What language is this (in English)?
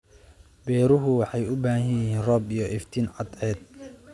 Somali